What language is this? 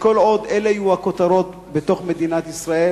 Hebrew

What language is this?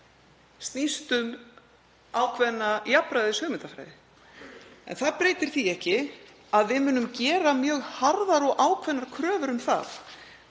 Icelandic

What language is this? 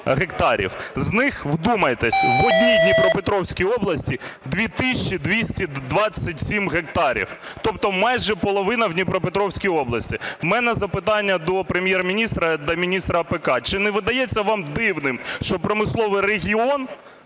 Ukrainian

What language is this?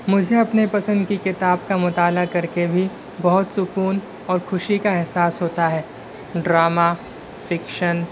Urdu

